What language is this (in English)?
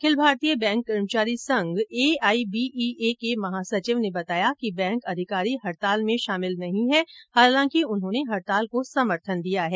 Hindi